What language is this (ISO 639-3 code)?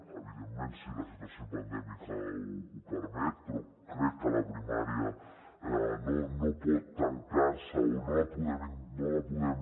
cat